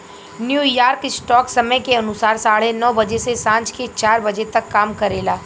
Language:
Bhojpuri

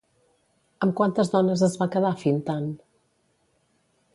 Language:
Catalan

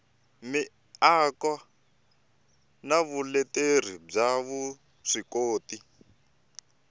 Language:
Tsonga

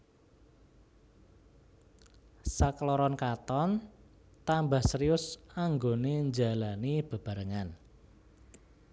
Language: Javanese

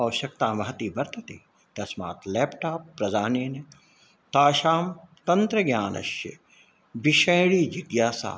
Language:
Sanskrit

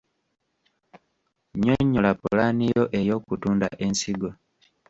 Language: Ganda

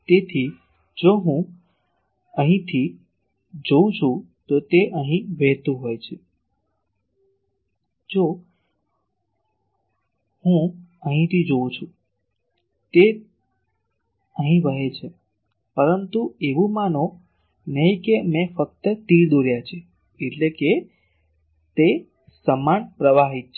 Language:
Gujarati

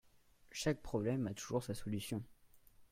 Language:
French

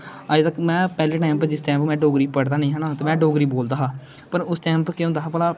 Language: Dogri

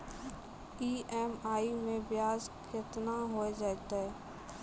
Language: Maithili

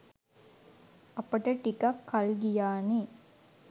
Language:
Sinhala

